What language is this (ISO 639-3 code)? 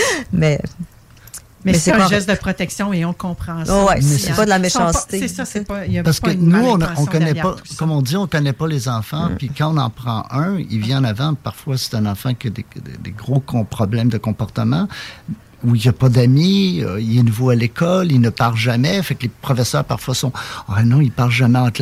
fra